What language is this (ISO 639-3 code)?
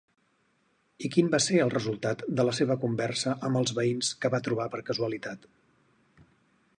cat